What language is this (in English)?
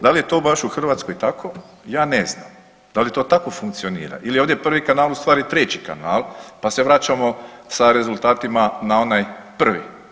Croatian